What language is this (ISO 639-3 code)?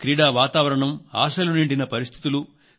tel